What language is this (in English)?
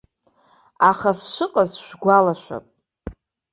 Abkhazian